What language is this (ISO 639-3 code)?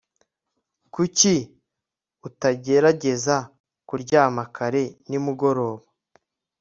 kin